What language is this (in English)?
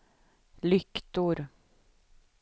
Swedish